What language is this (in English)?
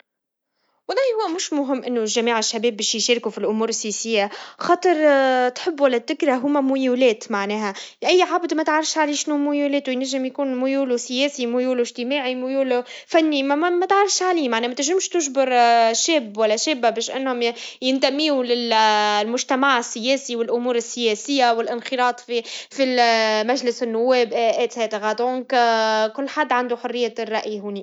Tunisian Arabic